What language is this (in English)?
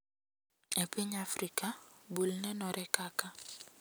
Luo (Kenya and Tanzania)